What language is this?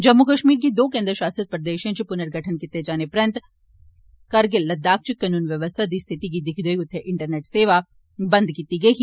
Dogri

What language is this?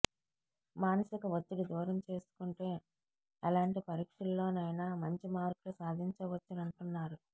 Telugu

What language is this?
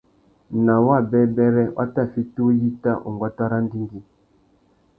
Tuki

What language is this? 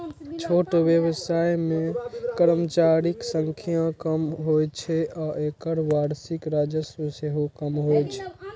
Maithili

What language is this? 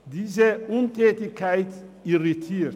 Swiss German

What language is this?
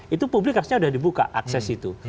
Indonesian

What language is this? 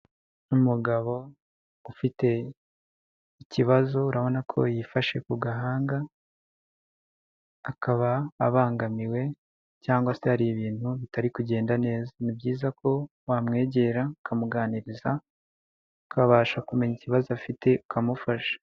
Kinyarwanda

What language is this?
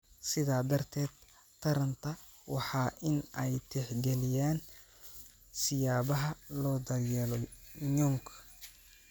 Somali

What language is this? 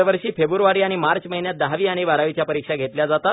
Marathi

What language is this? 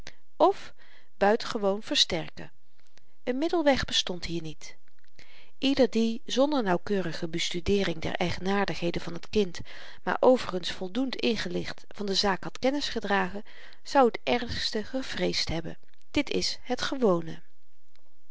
Dutch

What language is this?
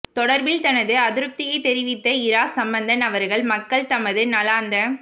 Tamil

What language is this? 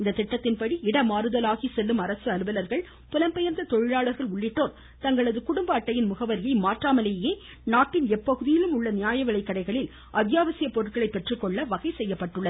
Tamil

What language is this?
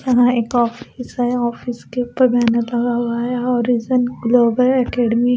Hindi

